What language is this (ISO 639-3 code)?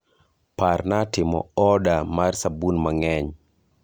luo